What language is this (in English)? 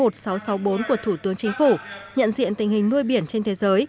Vietnamese